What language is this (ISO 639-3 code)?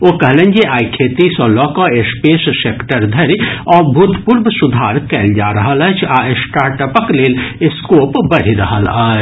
mai